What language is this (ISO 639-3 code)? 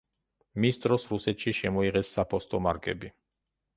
kat